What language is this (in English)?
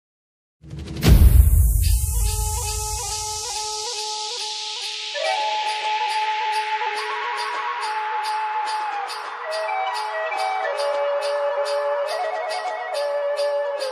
Arabic